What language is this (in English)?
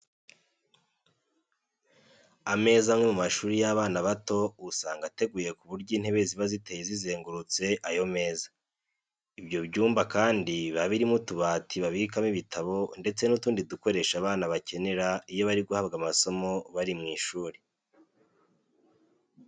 Kinyarwanda